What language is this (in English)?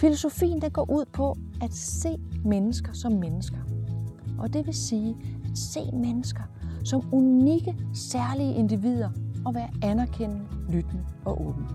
Danish